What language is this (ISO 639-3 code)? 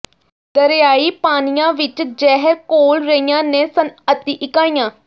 pan